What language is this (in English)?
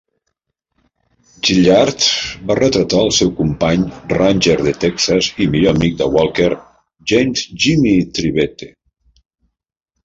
Catalan